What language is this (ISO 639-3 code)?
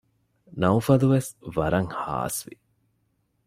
div